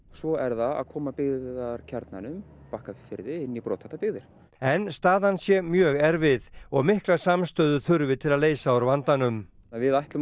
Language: Icelandic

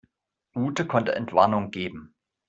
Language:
German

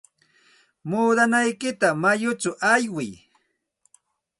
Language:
Santa Ana de Tusi Pasco Quechua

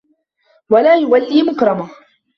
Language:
Arabic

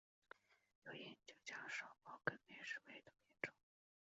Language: Chinese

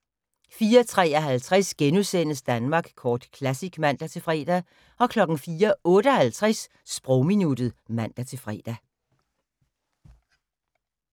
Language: Danish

